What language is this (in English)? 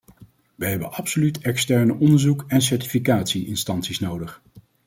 Dutch